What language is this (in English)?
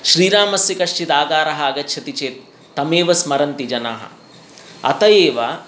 Sanskrit